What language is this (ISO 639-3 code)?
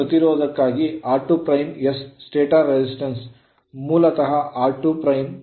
kan